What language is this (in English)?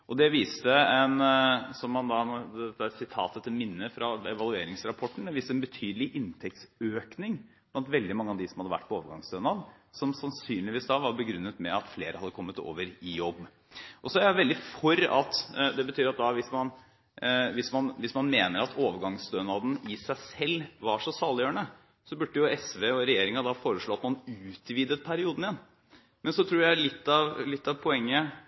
Norwegian